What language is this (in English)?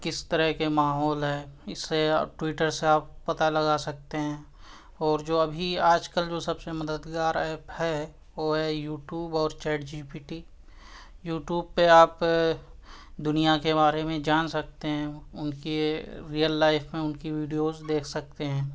Urdu